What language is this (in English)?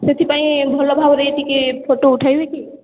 Odia